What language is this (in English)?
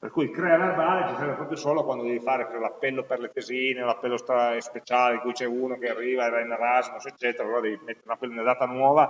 Italian